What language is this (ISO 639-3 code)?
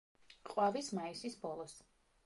kat